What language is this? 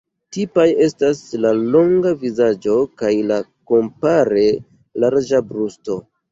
Esperanto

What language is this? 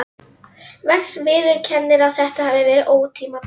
Icelandic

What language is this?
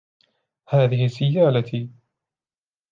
Arabic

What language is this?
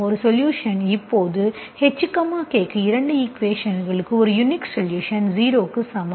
Tamil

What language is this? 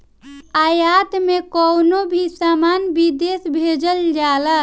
Bhojpuri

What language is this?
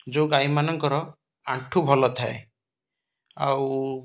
Odia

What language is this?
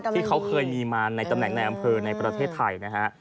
Thai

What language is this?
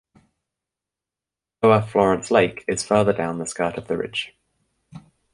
English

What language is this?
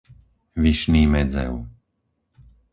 Slovak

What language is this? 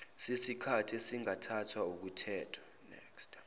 Zulu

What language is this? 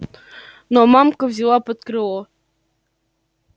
Russian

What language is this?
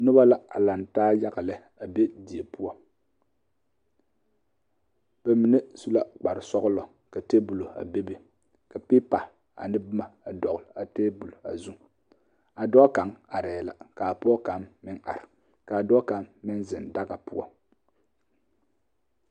Southern Dagaare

